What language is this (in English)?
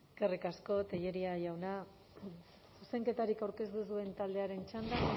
Basque